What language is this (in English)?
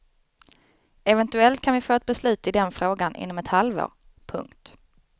Swedish